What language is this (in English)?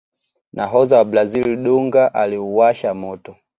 Swahili